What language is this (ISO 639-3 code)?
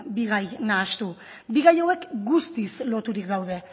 eus